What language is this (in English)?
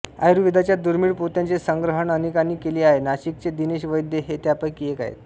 Marathi